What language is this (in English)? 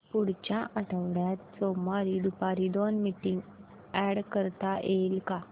Marathi